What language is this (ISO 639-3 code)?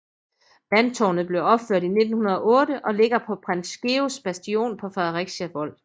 dan